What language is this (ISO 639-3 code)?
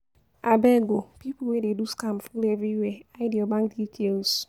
pcm